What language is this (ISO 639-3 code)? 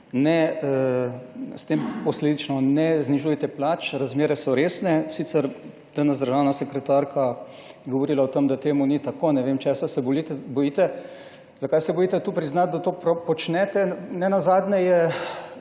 slv